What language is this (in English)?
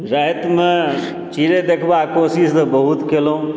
Maithili